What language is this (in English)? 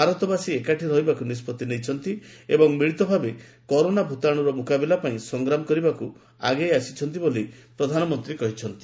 Odia